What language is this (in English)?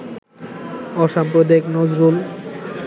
Bangla